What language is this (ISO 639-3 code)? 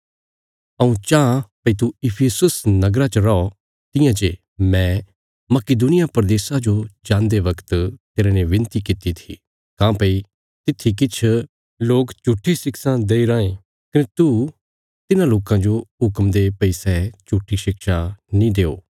kfs